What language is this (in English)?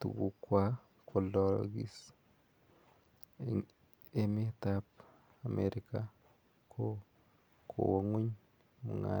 Kalenjin